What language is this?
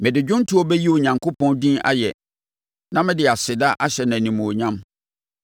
Akan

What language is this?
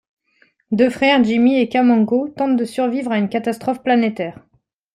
French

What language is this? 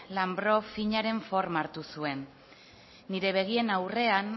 Basque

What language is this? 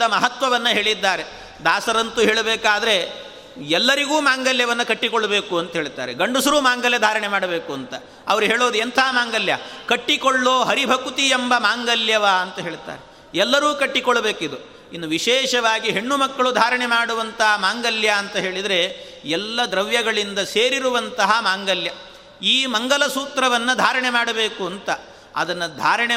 Kannada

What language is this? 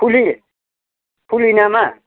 Bodo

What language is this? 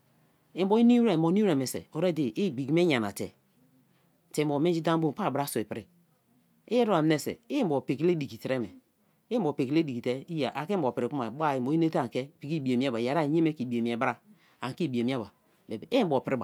Kalabari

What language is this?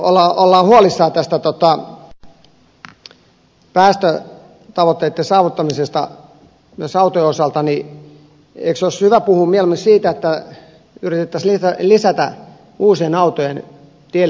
Finnish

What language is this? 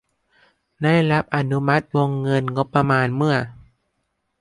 Thai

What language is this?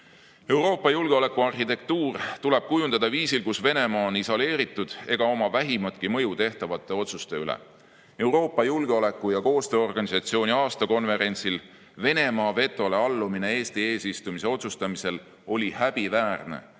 Estonian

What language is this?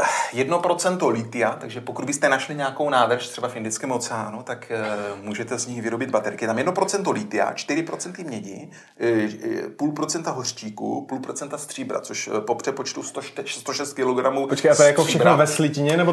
Czech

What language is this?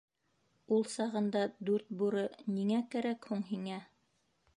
Bashkir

